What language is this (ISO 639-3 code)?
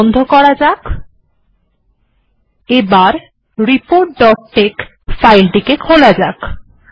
ben